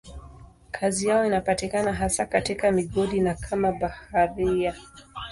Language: Swahili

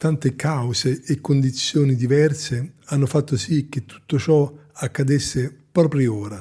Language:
Italian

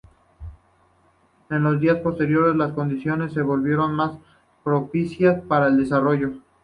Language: Spanish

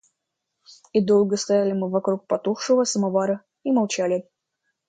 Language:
Russian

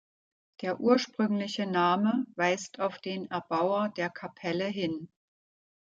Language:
German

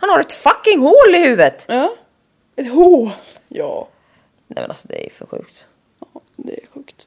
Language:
Swedish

